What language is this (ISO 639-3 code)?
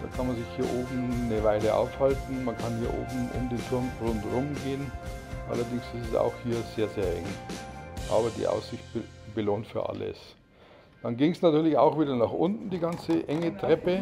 deu